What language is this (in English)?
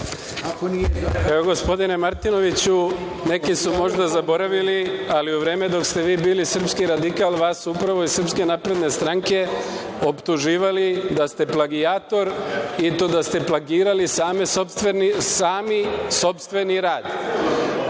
Serbian